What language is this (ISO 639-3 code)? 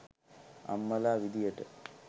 sin